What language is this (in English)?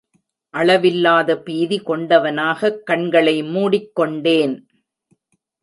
Tamil